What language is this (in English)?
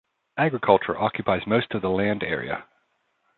English